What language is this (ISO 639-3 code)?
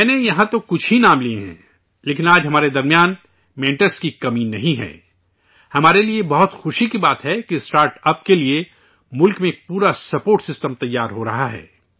urd